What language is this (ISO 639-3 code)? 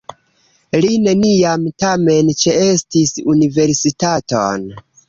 epo